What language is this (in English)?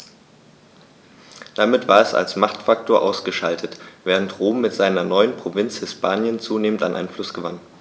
German